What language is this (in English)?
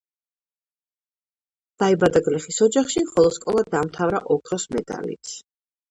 Georgian